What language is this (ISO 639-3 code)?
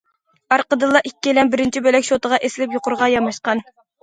uig